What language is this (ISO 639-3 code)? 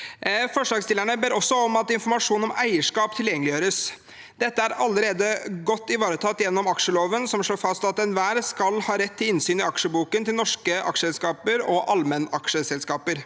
nor